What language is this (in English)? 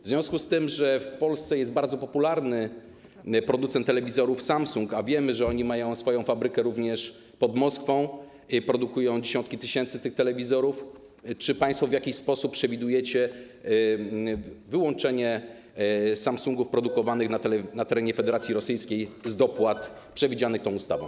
Polish